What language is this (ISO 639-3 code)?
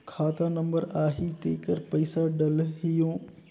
hne